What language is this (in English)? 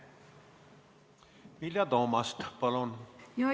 Estonian